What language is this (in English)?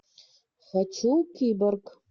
Russian